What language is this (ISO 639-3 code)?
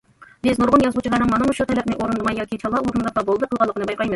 uig